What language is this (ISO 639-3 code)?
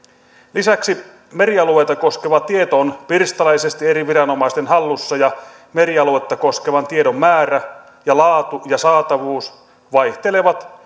fin